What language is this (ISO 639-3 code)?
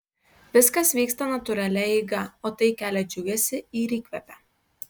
lit